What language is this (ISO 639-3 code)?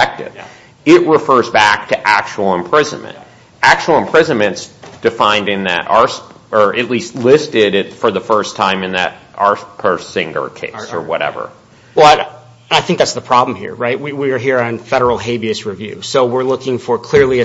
eng